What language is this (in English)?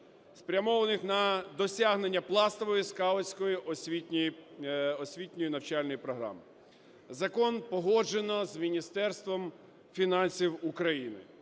Ukrainian